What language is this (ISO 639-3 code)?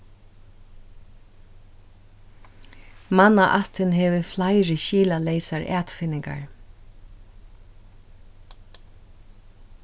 fao